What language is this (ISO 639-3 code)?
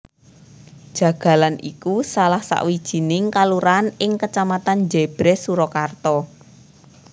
jav